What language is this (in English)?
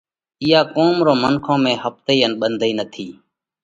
Parkari Koli